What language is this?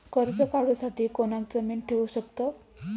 Marathi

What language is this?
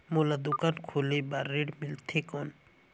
Chhattisgarhi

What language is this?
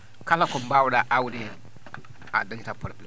Fula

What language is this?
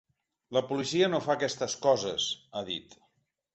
Catalan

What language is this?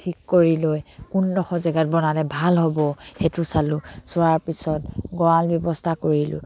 Assamese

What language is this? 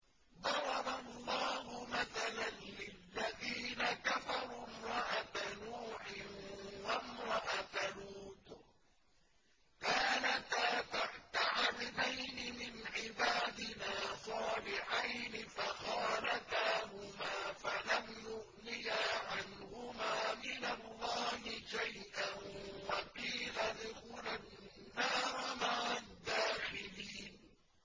Arabic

